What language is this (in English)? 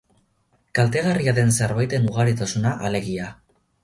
Basque